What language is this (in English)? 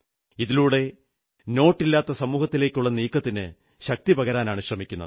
Malayalam